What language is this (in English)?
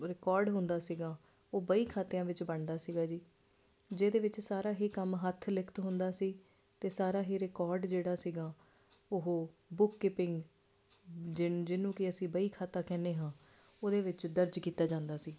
Punjabi